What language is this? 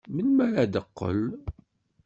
Kabyle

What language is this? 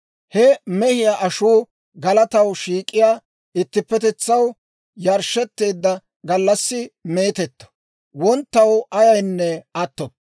Dawro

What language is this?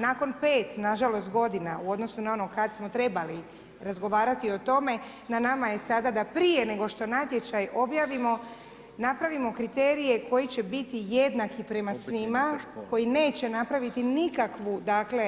Croatian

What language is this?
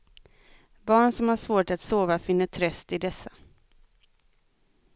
Swedish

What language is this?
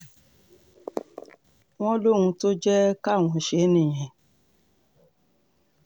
Yoruba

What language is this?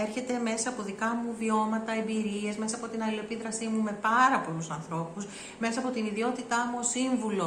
Greek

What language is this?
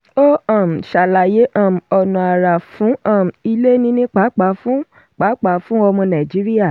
Yoruba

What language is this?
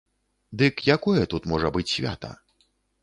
Belarusian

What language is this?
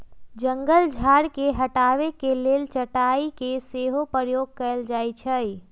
Magahi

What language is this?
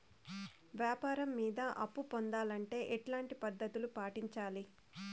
Telugu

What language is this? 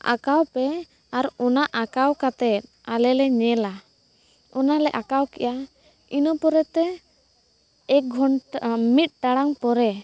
Santali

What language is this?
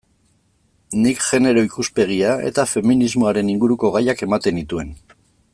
Basque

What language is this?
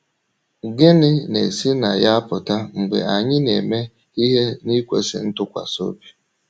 Igbo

